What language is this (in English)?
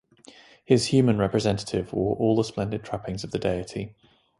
English